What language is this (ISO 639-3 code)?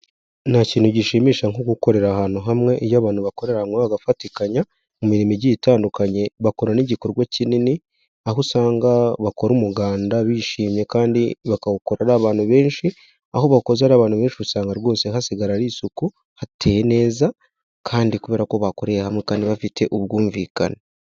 kin